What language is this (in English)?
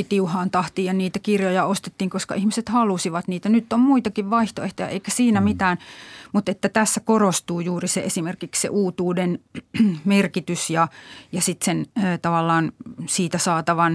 Finnish